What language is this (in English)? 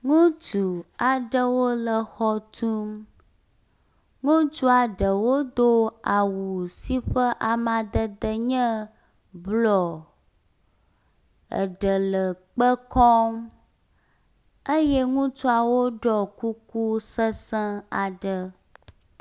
Ewe